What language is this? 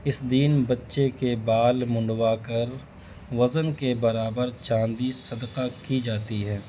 Urdu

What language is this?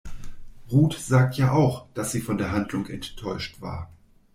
German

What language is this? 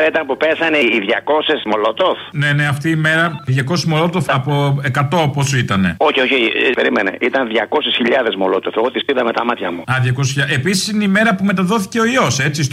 Greek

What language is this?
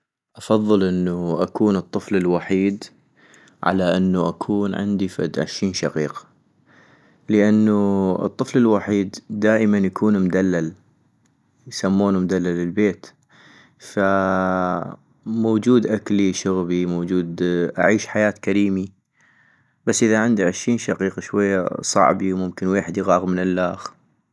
North Mesopotamian Arabic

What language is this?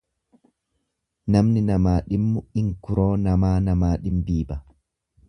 Oromo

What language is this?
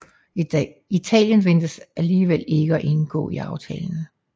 Danish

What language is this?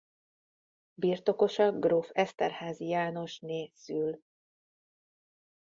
Hungarian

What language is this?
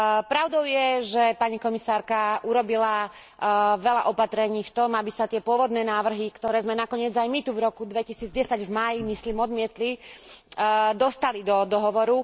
Slovak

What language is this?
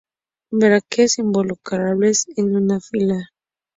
Spanish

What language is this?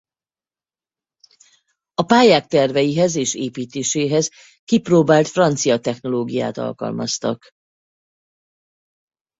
Hungarian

